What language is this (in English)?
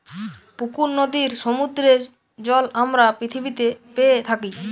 Bangla